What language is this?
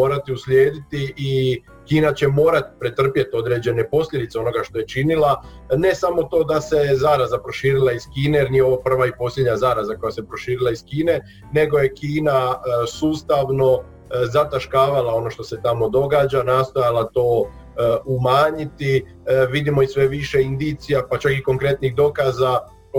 Croatian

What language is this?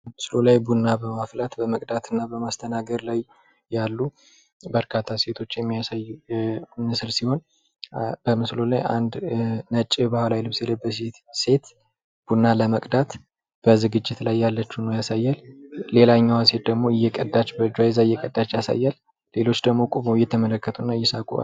Amharic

